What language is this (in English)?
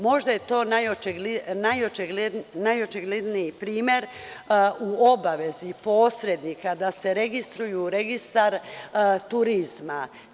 Serbian